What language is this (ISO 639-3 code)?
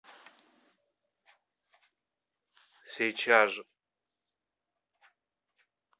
rus